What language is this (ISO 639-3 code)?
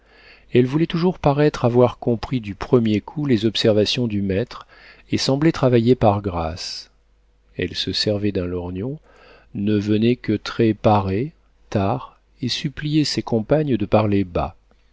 fra